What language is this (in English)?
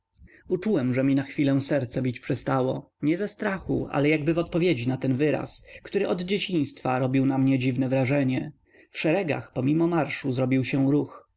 Polish